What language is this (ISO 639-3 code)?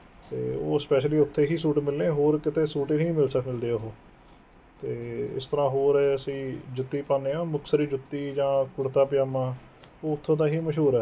pan